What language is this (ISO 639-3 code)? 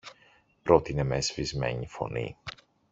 ell